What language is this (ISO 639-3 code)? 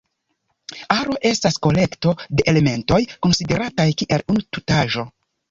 epo